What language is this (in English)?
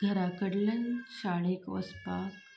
Konkani